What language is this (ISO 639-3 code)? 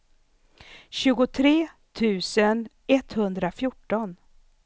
swe